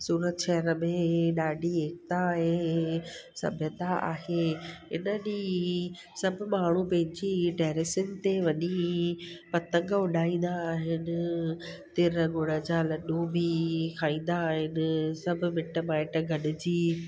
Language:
Sindhi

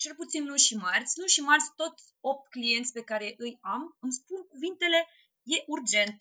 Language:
Romanian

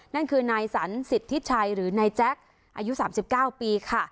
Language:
Thai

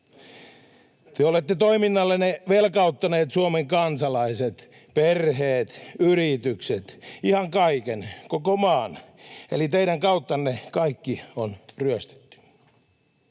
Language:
Finnish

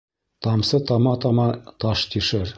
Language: Bashkir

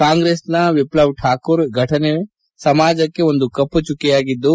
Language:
Kannada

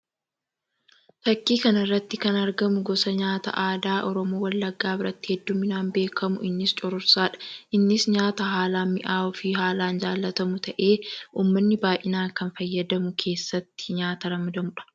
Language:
Oromo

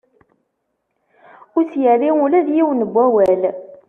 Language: Kabyle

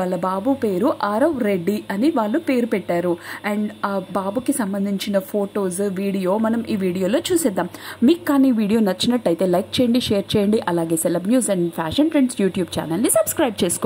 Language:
Hindi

